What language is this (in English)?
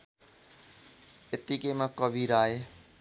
Nepali